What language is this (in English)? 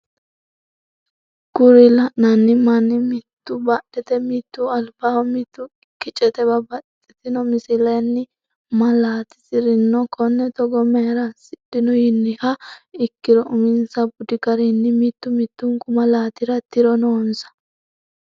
Sidamo